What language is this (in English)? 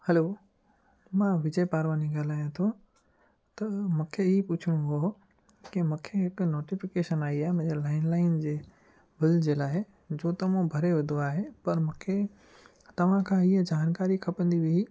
Sindhi